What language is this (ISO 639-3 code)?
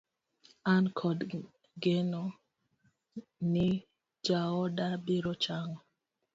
luo